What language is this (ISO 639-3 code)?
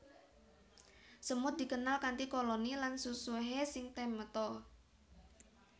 jav